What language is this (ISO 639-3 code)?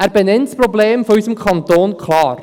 gsw